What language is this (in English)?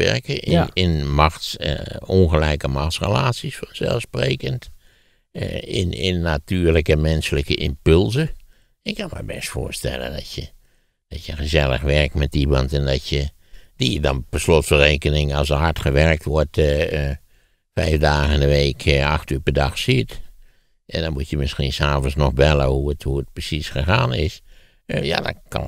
Dutch